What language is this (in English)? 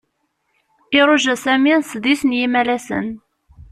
Kabyle